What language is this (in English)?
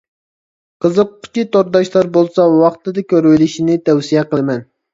Uyghur